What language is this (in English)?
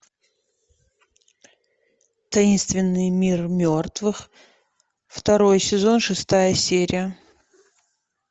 Russian